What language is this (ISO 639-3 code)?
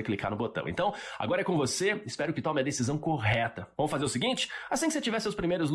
por